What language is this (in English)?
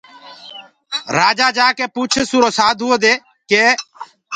Gurgula